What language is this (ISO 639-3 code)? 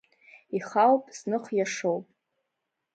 abk